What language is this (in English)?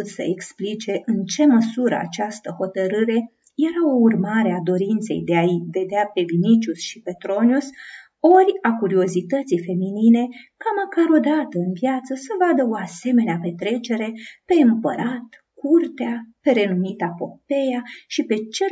Romanian